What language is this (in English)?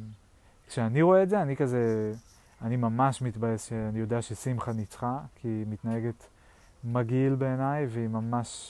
Hebrew